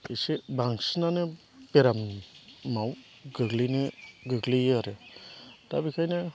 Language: Bodo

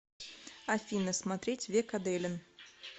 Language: Russian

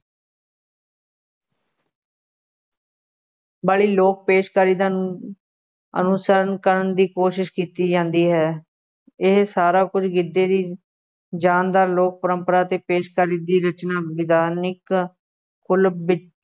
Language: Punjabi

